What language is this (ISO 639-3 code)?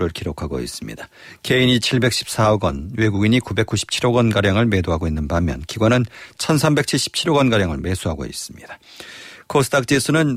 kor